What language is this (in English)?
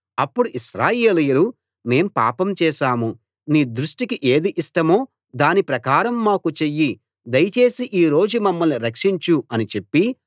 Telugu